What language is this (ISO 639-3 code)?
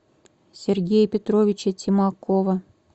rus